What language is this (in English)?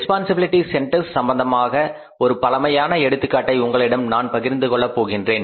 Tamil